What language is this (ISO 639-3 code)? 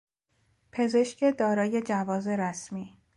fas